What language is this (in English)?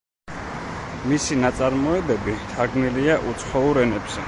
Georgian